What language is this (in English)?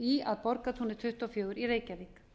Icelandic